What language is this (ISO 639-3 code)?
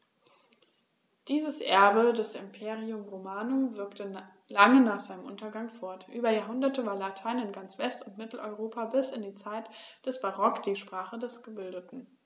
deu